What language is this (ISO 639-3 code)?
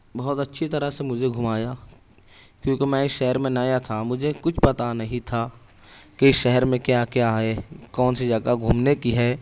urd